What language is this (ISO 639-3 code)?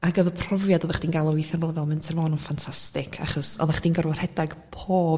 cym